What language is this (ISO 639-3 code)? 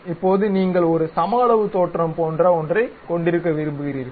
tam